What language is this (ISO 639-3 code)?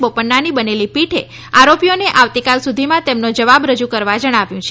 guj